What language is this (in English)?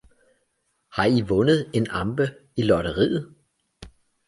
Danish